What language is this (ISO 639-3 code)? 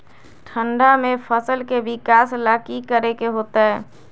mag